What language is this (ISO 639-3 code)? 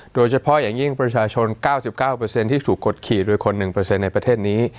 tha